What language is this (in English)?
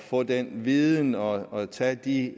Danish